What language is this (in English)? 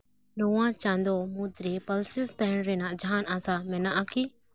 Santali